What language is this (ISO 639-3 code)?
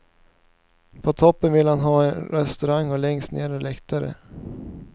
swe